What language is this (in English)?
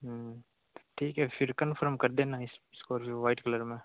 Hindi